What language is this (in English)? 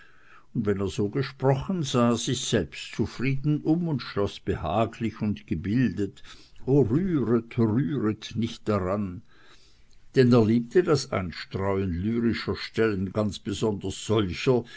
German